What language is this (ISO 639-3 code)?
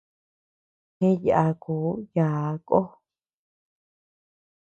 cux